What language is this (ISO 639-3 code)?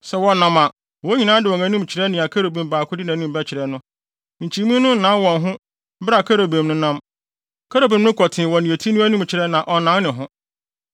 aka